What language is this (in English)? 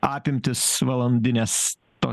Lithuanian